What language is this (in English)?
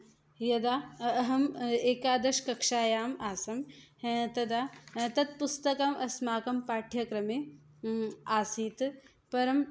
Sanskrit